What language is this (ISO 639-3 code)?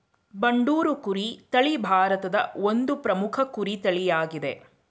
kan